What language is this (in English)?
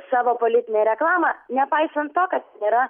Lithuanian